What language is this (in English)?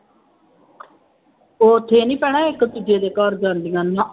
Punjabi